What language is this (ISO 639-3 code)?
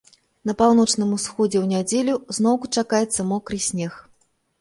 bel